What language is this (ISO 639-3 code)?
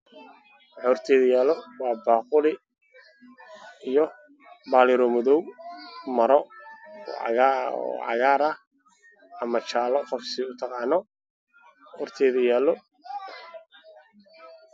som